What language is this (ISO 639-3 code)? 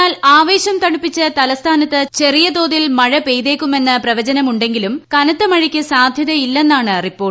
mal